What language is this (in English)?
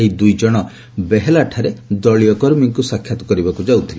Odia